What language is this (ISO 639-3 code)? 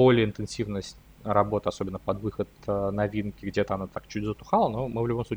rus